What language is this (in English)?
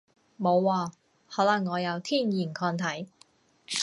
Cantonese